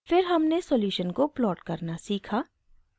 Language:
Hindi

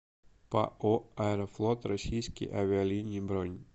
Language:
Russian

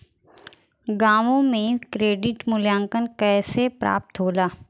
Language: Bhojpuri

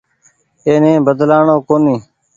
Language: Goaria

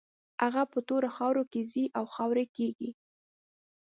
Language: Pashto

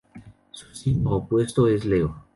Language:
Spanish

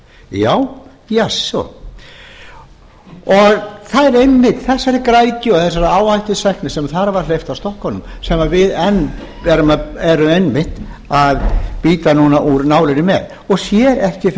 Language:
Icelandic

